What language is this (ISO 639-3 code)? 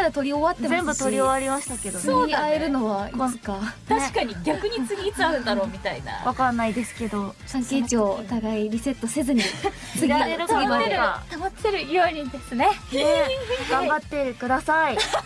jpn